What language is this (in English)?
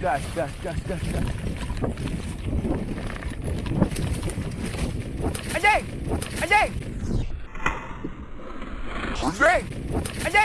Indonesian